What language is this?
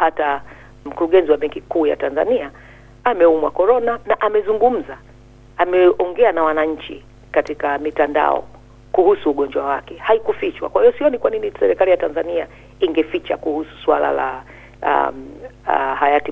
Swahili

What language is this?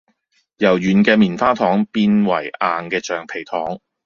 Cantonese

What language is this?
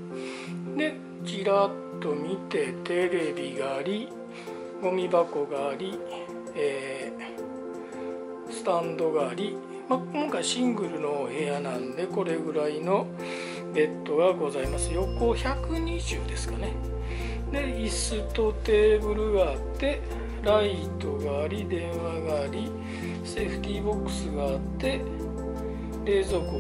Japanese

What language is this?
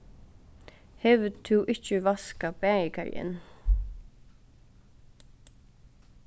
Faroese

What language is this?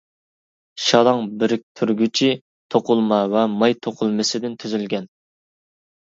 Uyghur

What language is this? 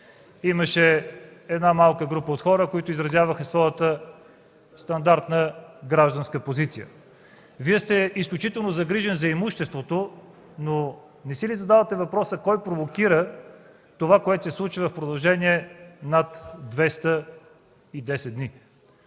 Bulgarian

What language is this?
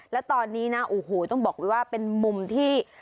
Thai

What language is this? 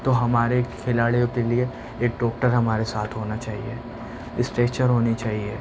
Urdu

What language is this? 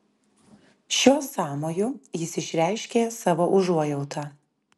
Lithuanian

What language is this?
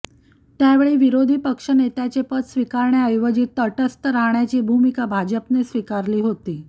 Marathi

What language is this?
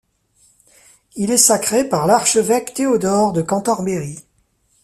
French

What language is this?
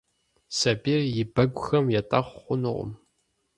Kabardian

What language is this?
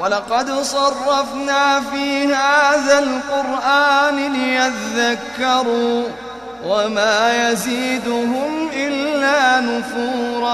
Arabic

